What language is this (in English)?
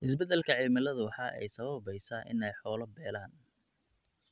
Somali